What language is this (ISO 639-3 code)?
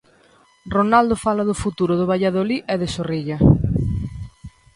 glg